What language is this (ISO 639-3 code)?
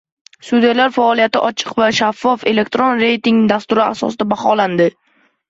uzb